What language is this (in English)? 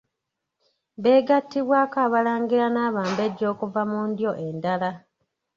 Ganda